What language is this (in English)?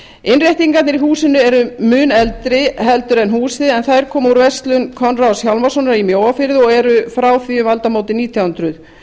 Icelandic